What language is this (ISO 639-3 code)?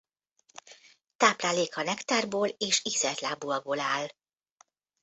hun